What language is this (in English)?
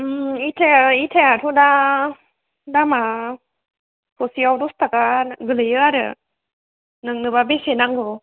Bodo